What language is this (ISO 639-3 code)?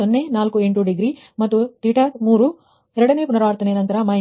kan